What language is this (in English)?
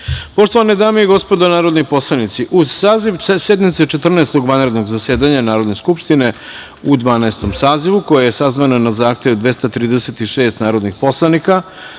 Serbian